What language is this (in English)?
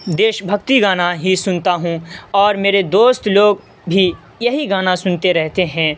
Urdu